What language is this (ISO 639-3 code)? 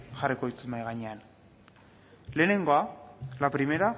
eus